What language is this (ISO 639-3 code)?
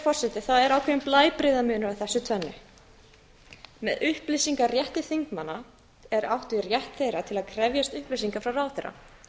isl